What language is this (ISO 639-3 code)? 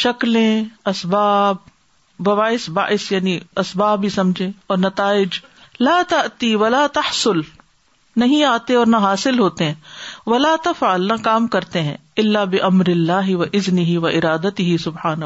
urd